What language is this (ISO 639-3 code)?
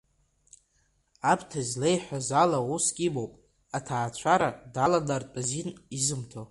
abk